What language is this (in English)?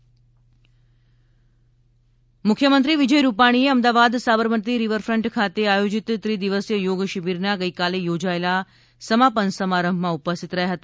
Gujarati